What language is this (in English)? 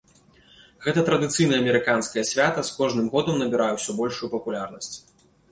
Belarusian